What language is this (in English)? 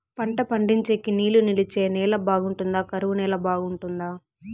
Telugu